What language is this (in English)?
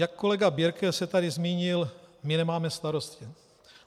Czech